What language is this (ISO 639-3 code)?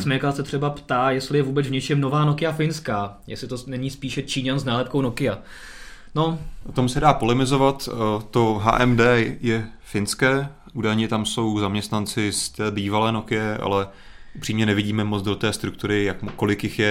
ces